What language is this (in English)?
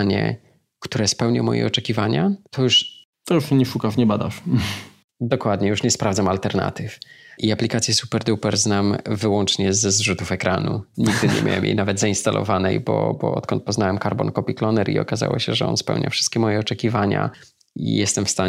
Polish